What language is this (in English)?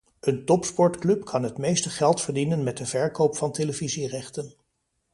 Dutch